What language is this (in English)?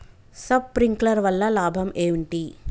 Telugu